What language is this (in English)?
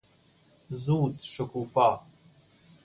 Persian